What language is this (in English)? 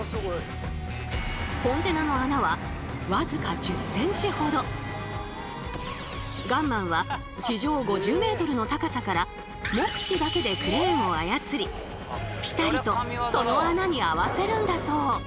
Japanese